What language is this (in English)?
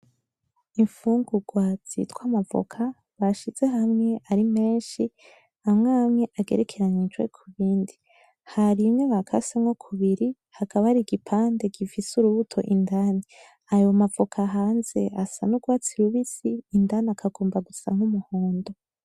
Rundi